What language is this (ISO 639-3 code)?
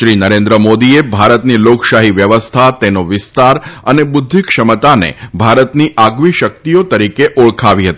guj